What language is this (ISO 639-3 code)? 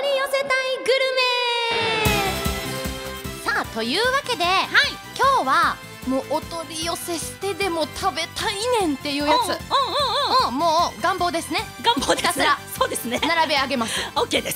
jpn